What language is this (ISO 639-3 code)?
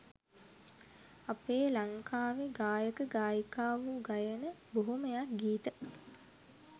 sin